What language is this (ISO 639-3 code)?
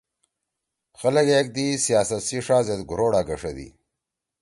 trw